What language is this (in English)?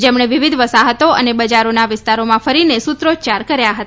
Gujarati